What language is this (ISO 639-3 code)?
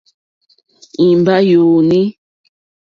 bri